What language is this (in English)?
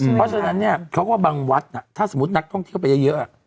Thai